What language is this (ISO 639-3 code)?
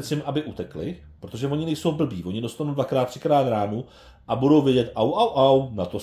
ces